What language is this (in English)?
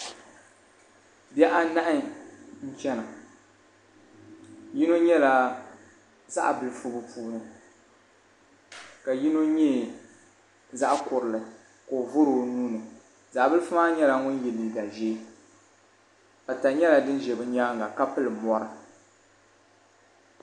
Dagbani